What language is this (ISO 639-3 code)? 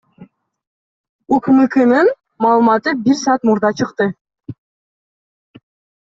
kir